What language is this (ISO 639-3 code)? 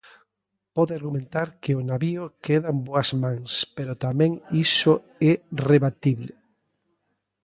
glg